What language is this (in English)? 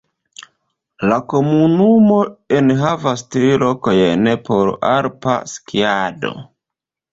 Esperanto